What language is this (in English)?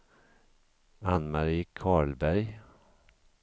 Swedish